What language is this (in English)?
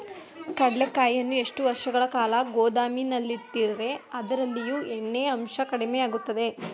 Kannada